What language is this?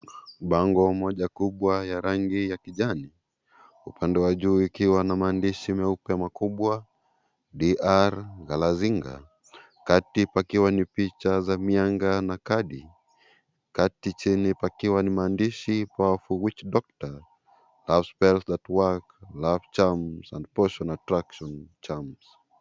Swahili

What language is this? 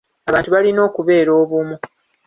Ganda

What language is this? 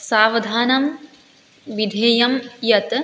Sanskrit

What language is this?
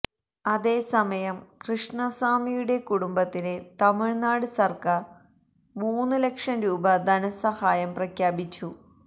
Malayalam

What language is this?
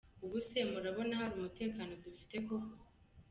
Kinyarwanda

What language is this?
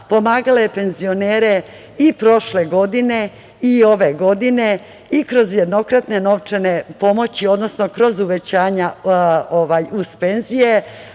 Serbian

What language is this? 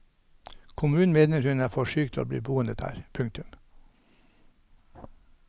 Norwegian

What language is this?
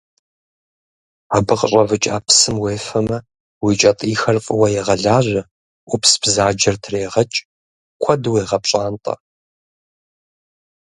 Kabardian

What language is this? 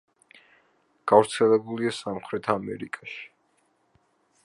Georgian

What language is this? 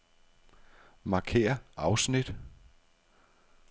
Danish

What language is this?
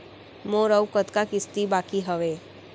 Chhattisgarhi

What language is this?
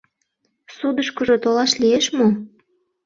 Mari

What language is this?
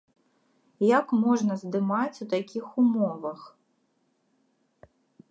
Belarusian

